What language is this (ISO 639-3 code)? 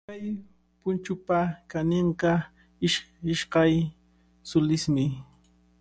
qvl